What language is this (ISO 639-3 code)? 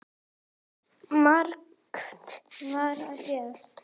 isl